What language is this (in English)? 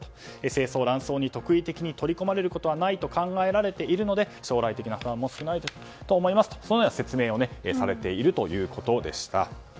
Japanese